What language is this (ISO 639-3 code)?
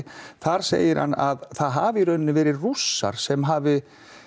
isl